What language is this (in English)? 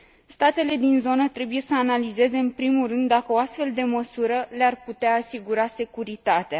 Romanian